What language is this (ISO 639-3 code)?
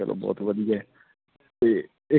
pan